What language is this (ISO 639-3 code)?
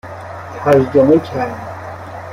fas